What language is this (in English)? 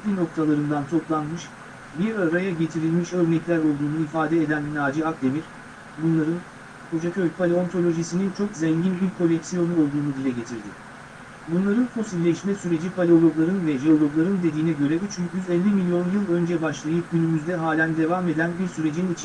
Turkish